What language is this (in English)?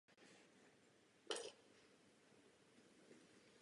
Czech